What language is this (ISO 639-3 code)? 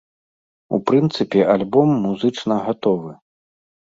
bel